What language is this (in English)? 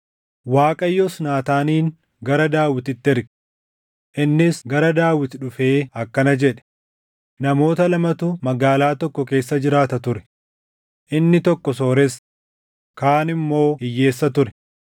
Oromo